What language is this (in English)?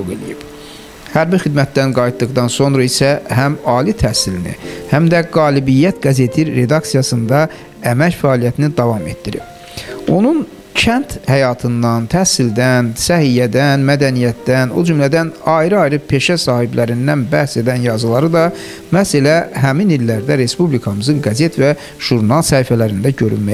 Turkish